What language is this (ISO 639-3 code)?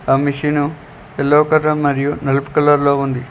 tel